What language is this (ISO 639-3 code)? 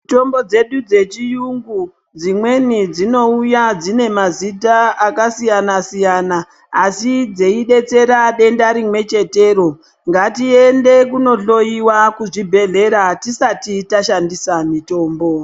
ndc